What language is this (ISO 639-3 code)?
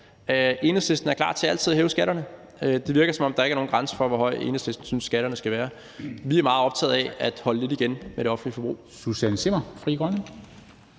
dan